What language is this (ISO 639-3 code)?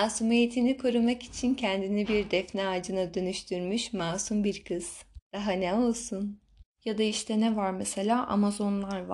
tur